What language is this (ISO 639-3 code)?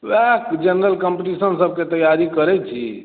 mai